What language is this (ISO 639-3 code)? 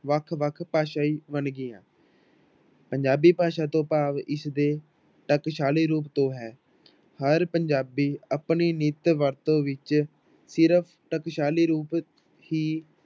pan